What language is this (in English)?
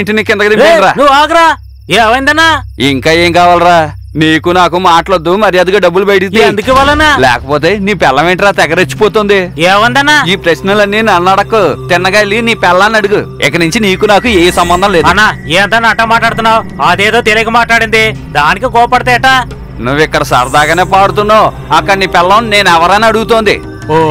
Telugu